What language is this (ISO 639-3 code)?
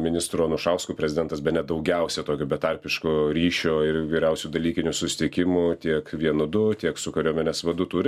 lit